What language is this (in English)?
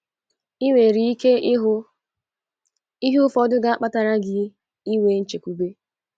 Igbo